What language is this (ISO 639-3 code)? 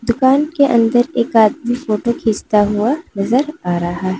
hin